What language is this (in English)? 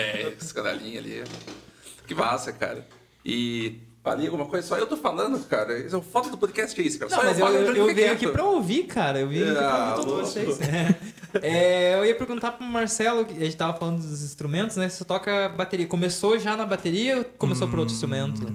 Portuguese